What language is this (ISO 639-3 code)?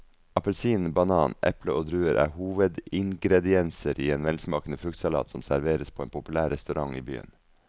nor